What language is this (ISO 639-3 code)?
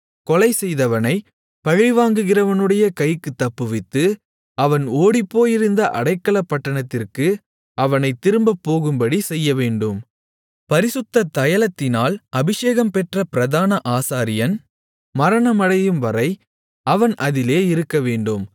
tam